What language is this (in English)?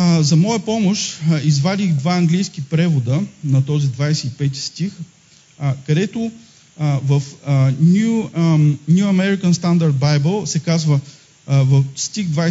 Bulgarian